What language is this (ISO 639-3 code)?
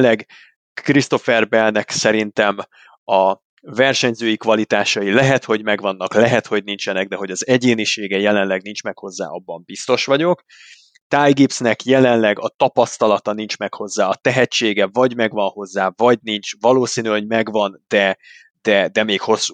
hun